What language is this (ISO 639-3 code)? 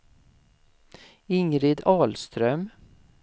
swe